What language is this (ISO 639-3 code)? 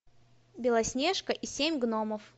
rus